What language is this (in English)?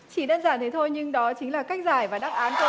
Vietnamese